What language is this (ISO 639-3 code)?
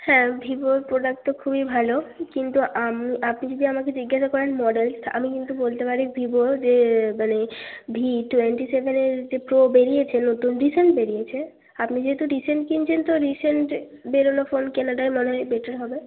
ben